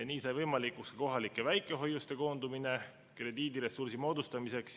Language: Estonian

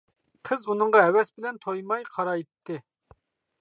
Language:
Uyghur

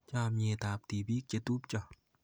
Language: Kalenjin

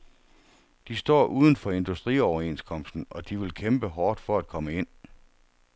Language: Danish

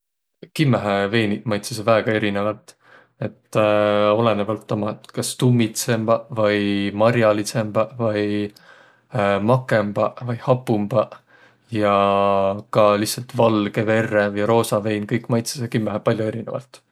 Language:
Võro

